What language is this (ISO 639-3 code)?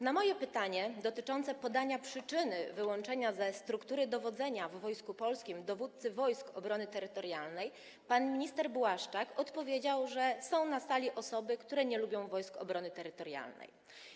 pol